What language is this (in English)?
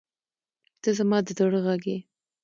Pashto